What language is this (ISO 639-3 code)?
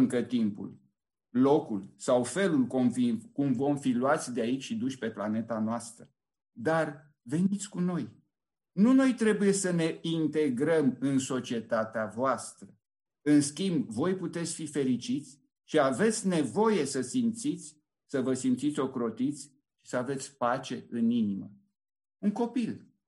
ron